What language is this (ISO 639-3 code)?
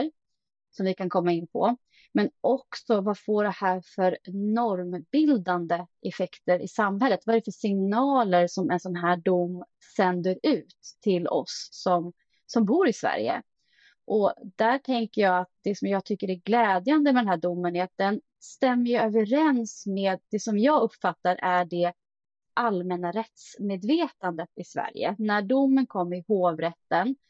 swe